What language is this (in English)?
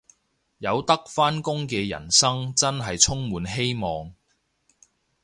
Cantonese